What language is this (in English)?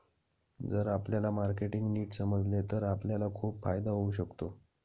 Marathi